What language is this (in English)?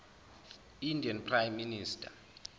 Zulu